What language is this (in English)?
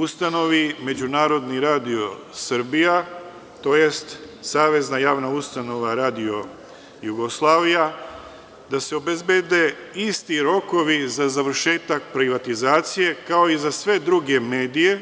Serbian